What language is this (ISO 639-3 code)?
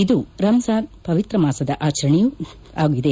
kan